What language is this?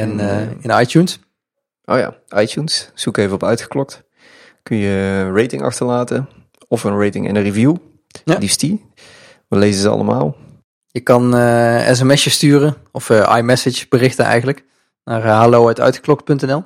Dutch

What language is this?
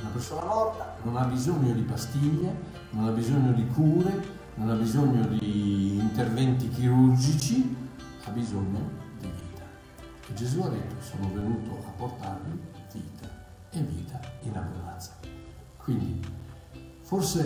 Italian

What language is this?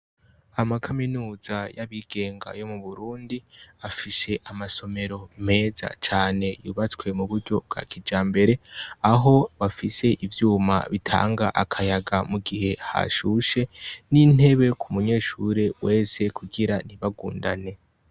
Rundi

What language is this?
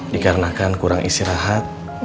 Indonesian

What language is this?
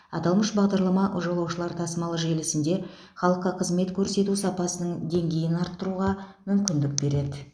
Kazakh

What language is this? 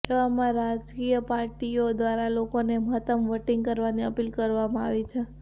Gujarati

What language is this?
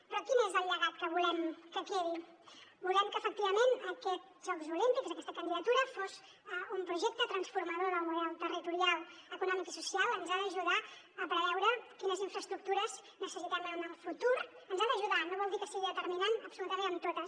Catalan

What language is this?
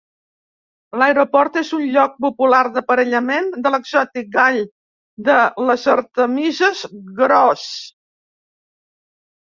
Catalan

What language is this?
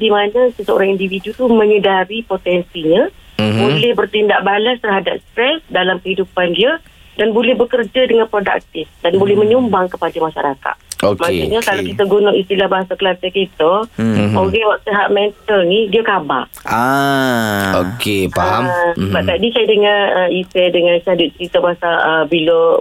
Malay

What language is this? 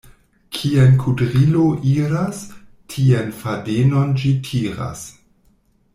Esperanto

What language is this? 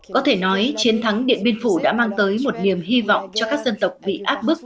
Vietnamese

